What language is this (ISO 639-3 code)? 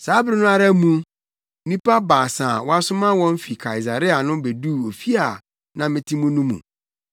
aka